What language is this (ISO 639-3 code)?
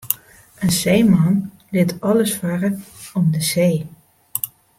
fry